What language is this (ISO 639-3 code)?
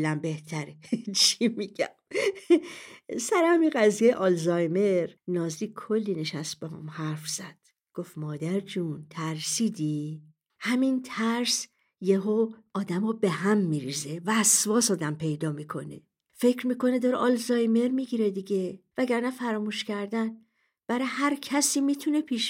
fas